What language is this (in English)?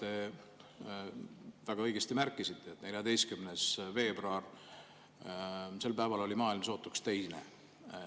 Estonian